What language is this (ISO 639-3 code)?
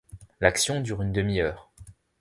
fra